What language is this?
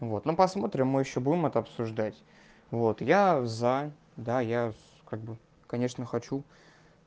Russian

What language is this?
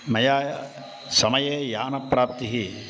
Sanskrit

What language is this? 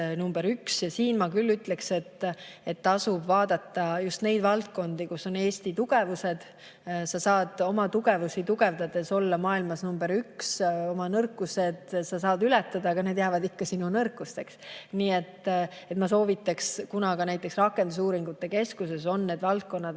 Estonian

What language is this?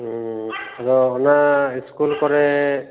Santali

